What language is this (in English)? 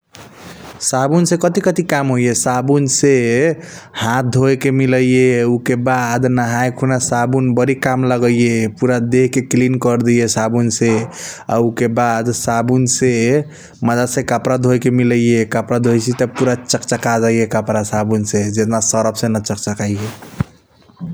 Kochila Tharu